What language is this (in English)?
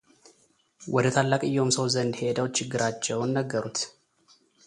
Amharic